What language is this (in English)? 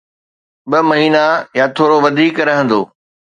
Sindhi